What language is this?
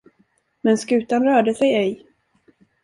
Swedish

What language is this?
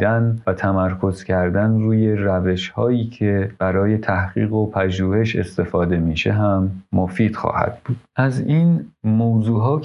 Persian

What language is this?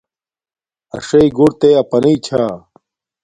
Domaaki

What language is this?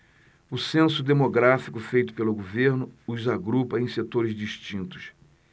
Portuguese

